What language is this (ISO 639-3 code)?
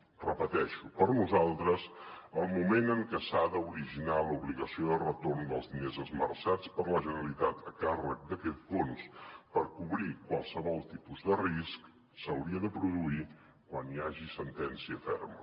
cat